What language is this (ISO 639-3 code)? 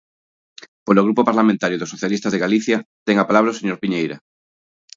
glg